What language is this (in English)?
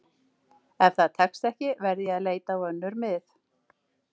Icelandic